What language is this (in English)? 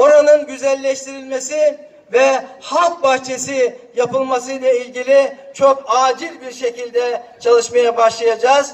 Turkish